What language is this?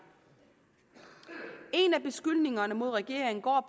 Danish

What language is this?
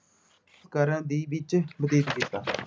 Punjabi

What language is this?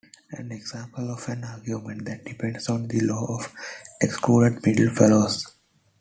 English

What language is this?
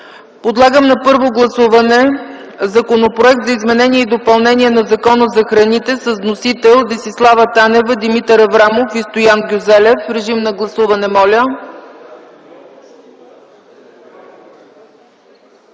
Bulgarian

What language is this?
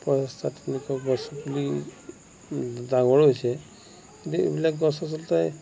Assamese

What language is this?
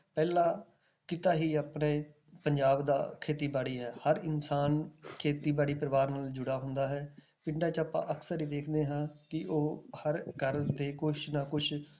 Punjabi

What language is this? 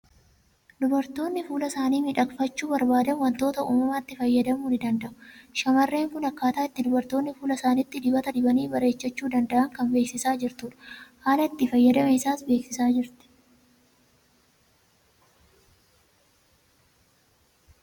Oromo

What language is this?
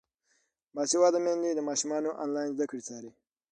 Pashto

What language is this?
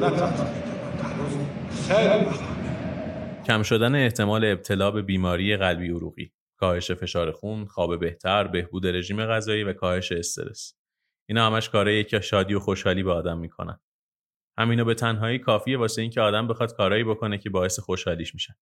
Persian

